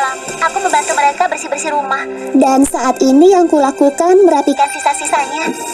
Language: Indonesian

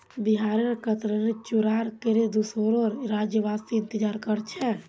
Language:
Magahi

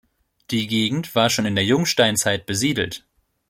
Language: German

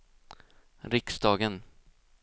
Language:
Swedish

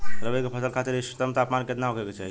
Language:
Bhojpuri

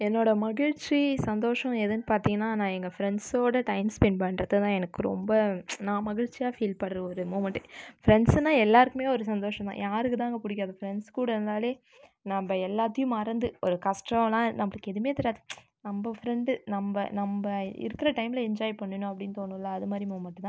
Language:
Tamil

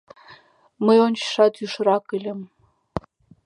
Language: Mari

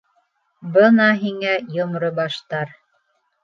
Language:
Bashkir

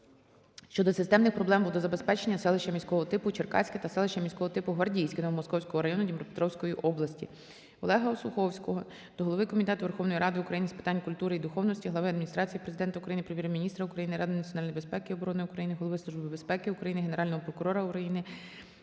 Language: Ukrainian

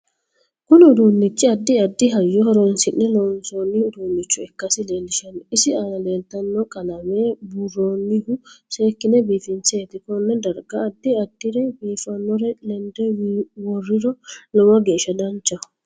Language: Sidamo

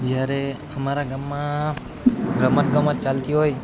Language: Gujarati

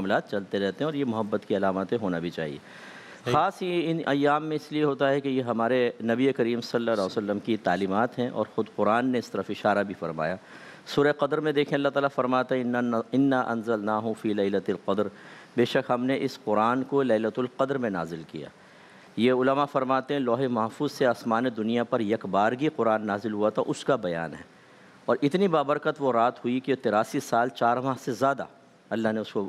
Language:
Hindi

